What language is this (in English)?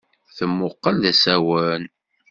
Kabyle